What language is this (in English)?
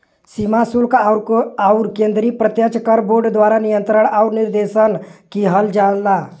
Bhojpuri